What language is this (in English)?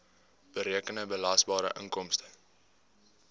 Afrikaans